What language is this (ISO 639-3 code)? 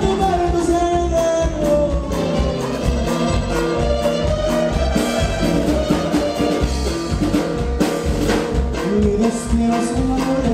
ara